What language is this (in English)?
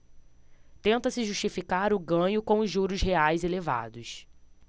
Portuguese